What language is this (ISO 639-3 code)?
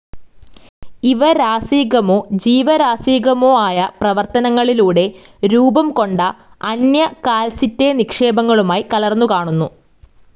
mal